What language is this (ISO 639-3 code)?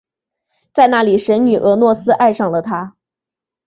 zho